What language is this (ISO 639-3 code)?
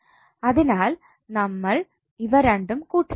mal